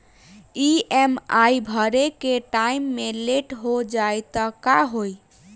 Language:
Bhojpuri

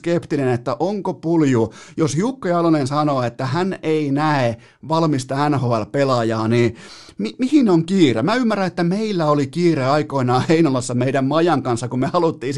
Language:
Finnish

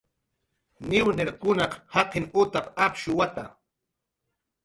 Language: Jaqaru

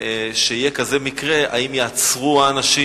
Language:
Hebrew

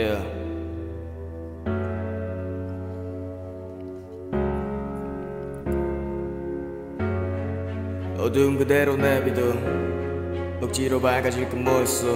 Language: Korean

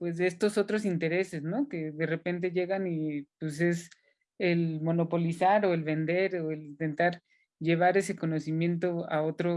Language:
Spanish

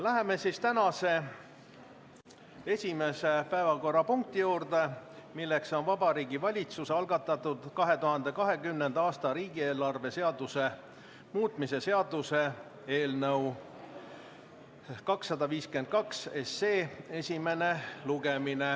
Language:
Estonian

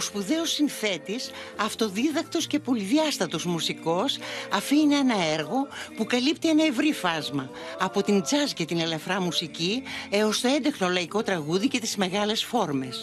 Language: Greek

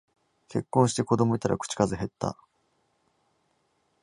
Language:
Japanese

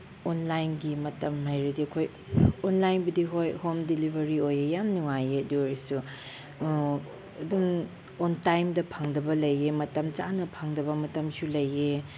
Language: Manipuri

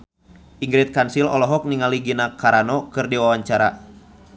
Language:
Sundanese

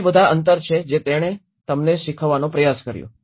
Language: Gujarati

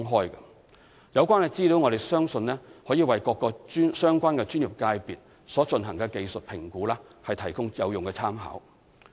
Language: Cantonese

